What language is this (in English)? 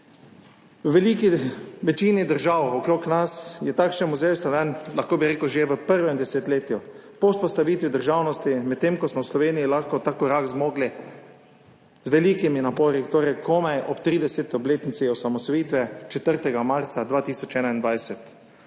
Slovenian